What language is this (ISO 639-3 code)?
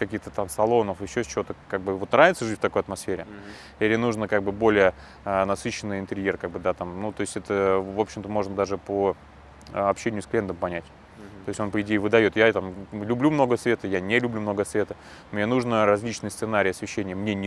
rus